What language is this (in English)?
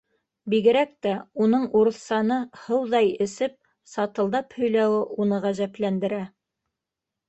Bashkir